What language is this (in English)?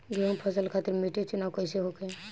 Bhojpuri